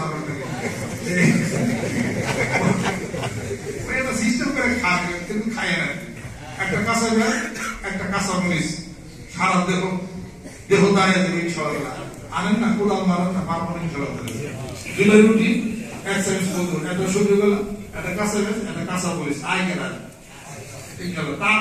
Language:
Romanian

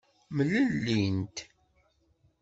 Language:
Kabyle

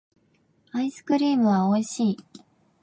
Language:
Japanese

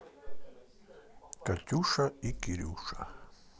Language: Russian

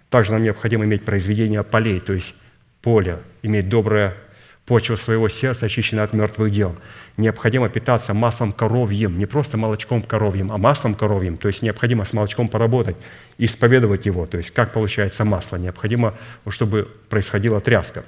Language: Russian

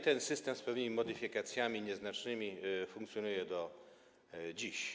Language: Polish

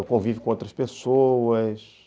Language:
Portuguese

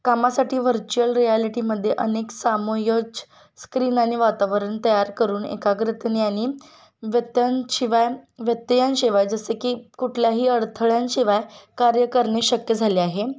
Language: Marathi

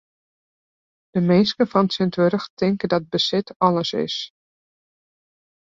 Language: Western Frisian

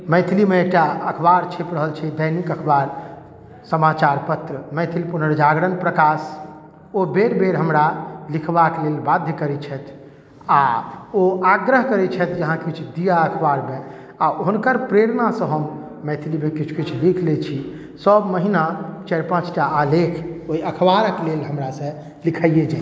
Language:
Maithili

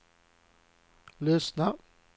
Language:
Swedish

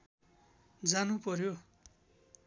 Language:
Nepali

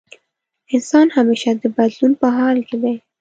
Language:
Pashto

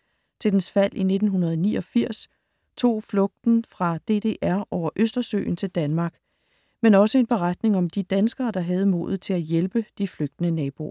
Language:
Danish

